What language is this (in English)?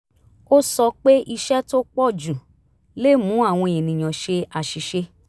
Yoruba